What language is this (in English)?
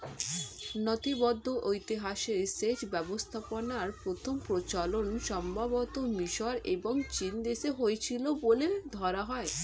Bangla